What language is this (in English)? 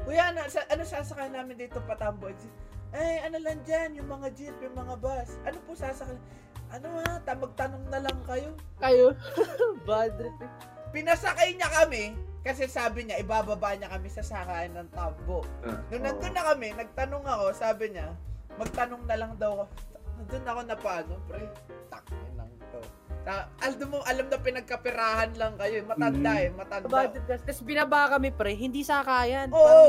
Filipino